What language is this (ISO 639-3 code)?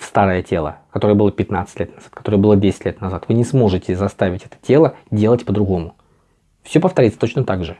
rus